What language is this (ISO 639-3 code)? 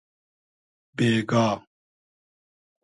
haz